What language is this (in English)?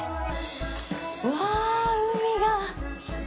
Japanese